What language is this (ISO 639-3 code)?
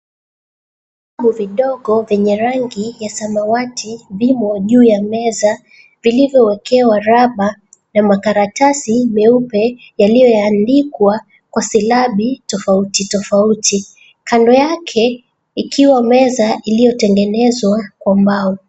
swa